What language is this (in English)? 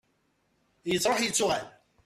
Kabyle